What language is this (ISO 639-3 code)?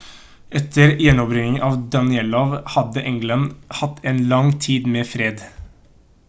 nob